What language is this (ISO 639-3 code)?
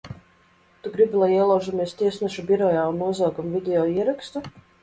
lav